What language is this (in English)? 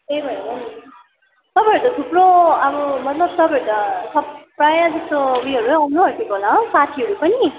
Nepali